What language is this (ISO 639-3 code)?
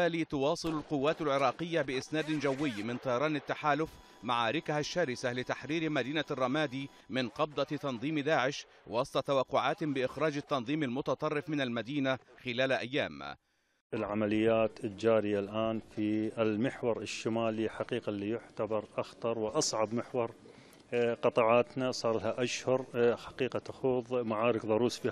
ara